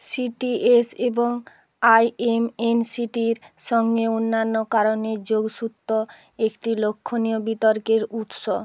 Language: Bangla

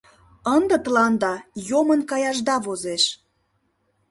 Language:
Mari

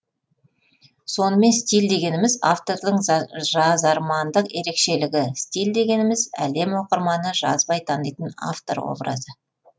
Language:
Kazakh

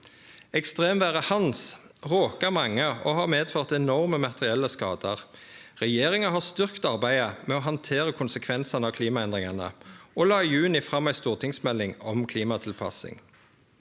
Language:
Norwegian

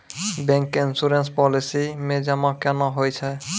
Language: Maithili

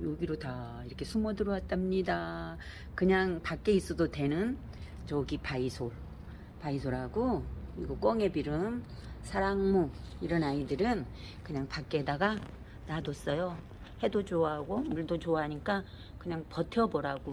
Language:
Korean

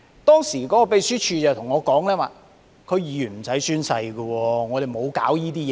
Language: Cantonese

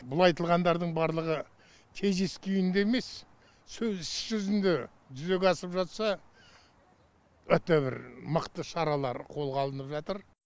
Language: Kazakh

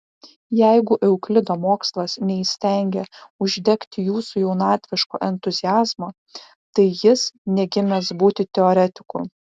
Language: Lithuanian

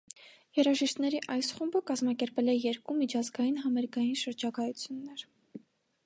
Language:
Armenian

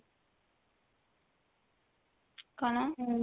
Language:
Odia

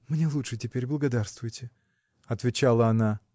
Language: Russian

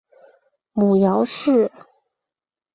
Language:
Chinese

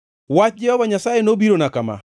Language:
Luo (Kenya and Tanzania)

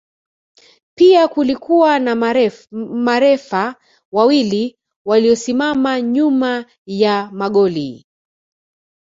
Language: Swahili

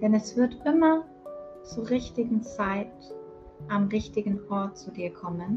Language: German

